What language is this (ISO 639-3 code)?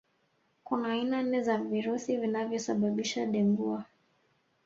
swa